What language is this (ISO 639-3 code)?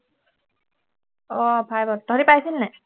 asm